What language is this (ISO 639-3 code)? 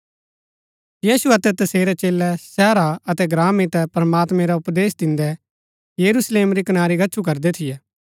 gbk